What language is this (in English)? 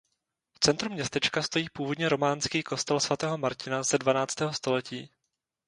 Czech